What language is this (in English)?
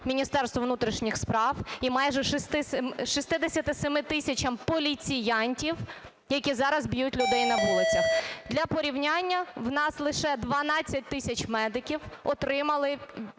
Ukrainian